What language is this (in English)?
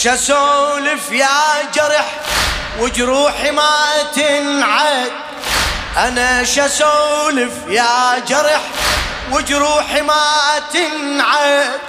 Arabic